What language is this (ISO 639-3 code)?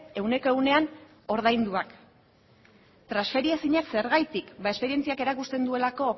eus